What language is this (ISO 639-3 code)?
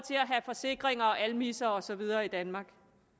dan